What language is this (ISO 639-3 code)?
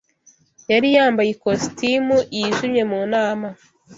kin